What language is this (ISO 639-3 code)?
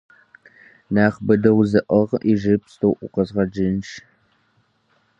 kbd